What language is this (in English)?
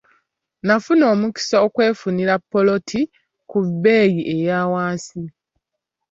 Ganda